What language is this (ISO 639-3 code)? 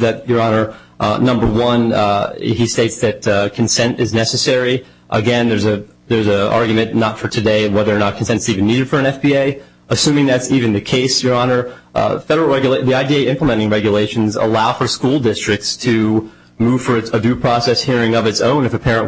eng